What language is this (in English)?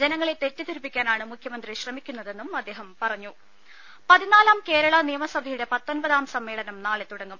Malayalam